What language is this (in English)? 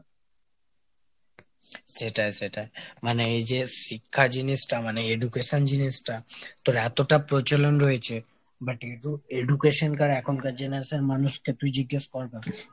Bangla